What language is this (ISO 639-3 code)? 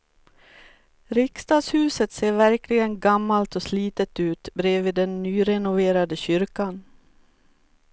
swe